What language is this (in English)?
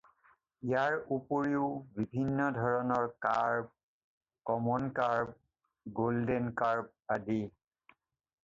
Assamese